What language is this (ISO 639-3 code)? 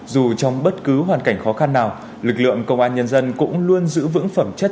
vie